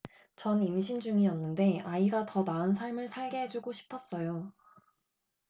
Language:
Korean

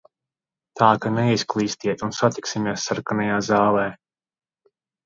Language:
Latvian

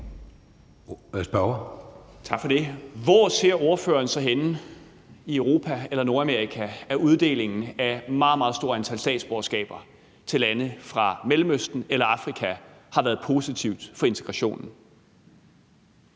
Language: Danish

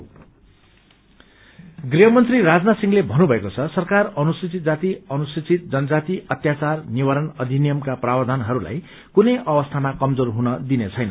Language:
Nepali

